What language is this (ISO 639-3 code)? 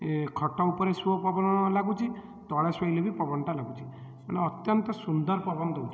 ori